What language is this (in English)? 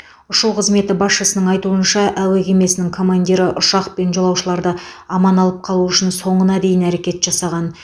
Kazakh